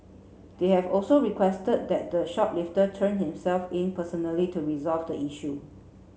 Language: English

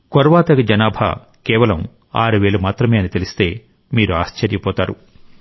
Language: Telugu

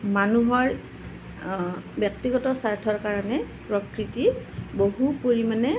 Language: Assamese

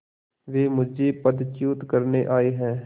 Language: Hindi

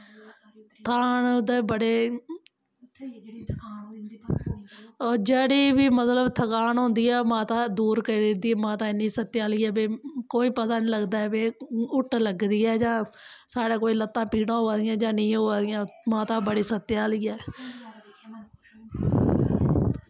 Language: Dogri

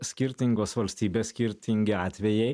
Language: Lithuanian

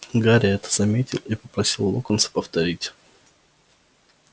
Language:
Russian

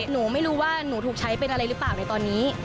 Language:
Thai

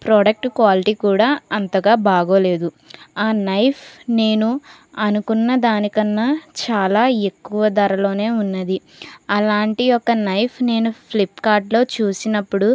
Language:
Telugu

